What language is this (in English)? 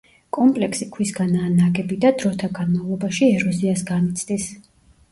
Georgian